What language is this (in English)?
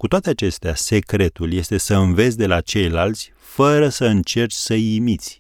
Romanian